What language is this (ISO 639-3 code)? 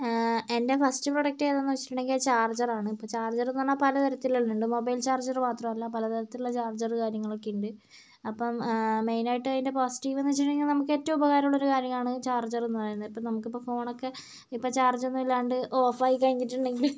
mal